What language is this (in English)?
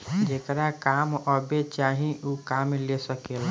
Bhojpuri